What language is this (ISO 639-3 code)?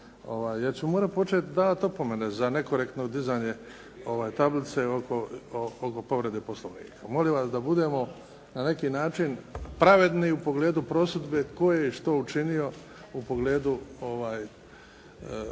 hrv